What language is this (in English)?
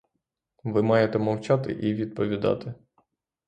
Ukrainian